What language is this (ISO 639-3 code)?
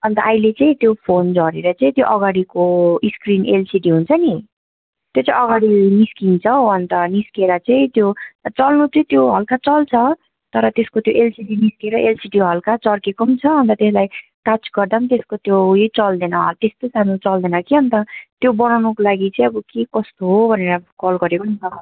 nep